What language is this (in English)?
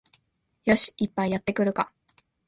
Japanese